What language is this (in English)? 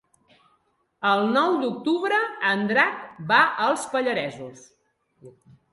Catalan